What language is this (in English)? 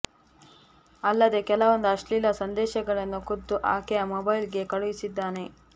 Kannada